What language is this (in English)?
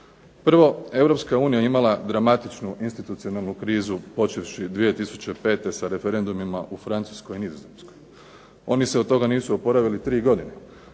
Croatian